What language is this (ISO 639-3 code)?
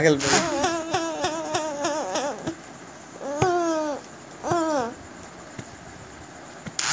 bho